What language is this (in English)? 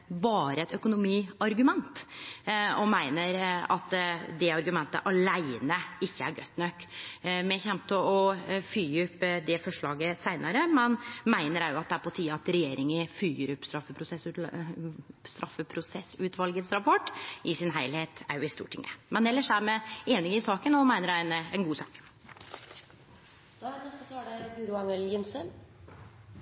Norwegian Nynorsk